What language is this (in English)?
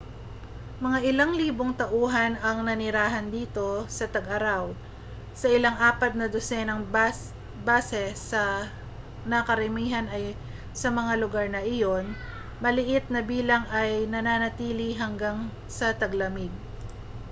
Filipino